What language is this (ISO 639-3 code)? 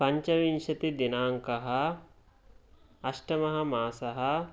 san